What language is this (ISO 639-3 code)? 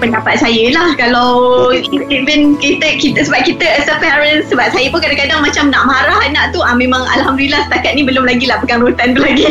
msa